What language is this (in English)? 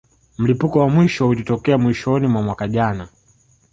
Swahili